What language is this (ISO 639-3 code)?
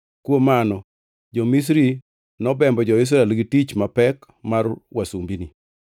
luo